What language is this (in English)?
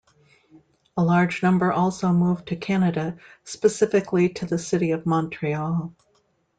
English